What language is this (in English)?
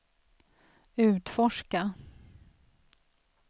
Swedish